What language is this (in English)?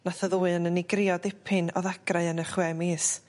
Welsh